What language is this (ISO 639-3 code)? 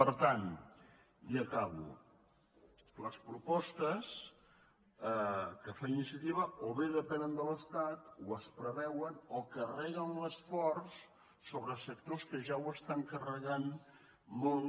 cat